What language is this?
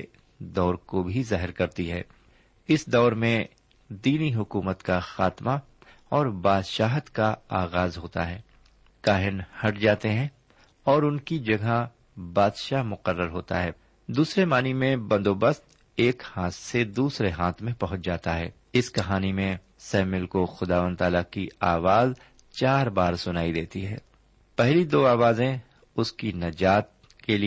Urdu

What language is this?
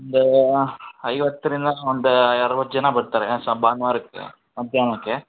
Kannada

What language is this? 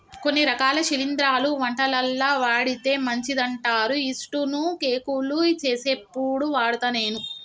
Telugu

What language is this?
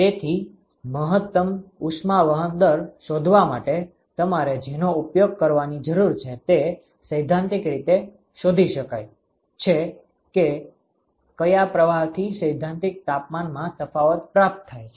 Gujarati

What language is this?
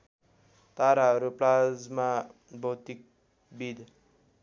Nepali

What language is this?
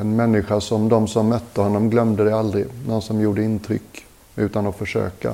Swedish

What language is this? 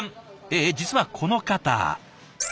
Japanese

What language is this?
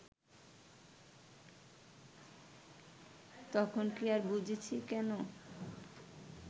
Bangla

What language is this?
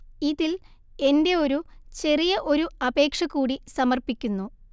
Malayalam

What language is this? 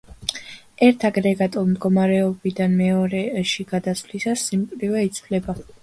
Georgian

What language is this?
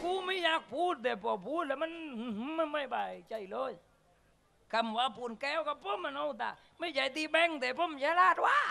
Thai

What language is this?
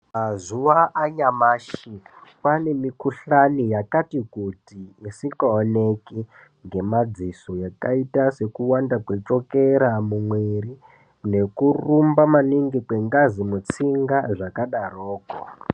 Ndau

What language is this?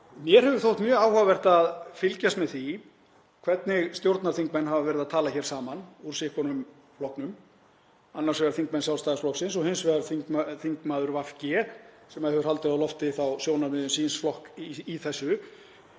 Icelandic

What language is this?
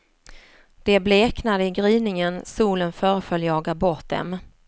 Swedish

